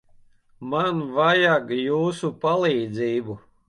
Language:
Latvian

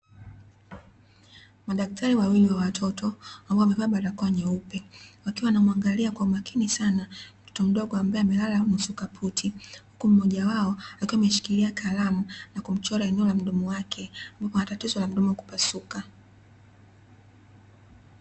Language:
Swahili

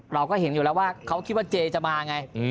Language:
Thai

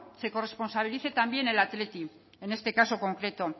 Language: Spanish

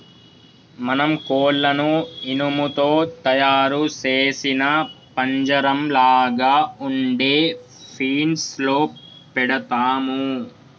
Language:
Telugu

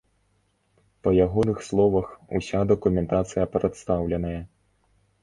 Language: Belarusian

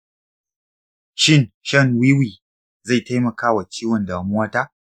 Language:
Hausa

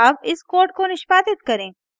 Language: Hindi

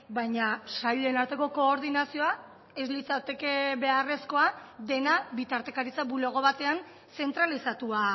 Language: Basque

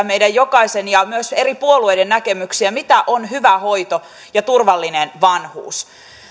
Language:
Finnish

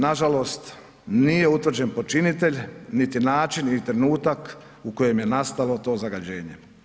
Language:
Croatian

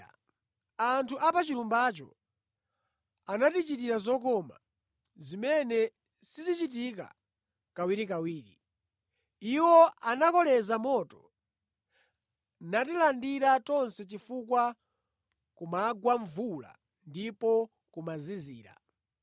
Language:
Nyanja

